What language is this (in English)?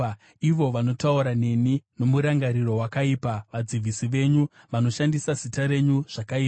Shona